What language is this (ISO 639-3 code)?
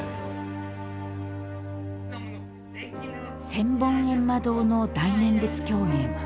jpn